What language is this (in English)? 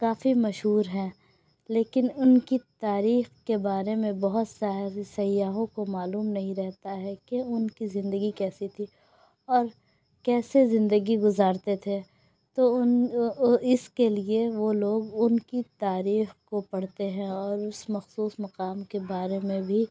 Urdu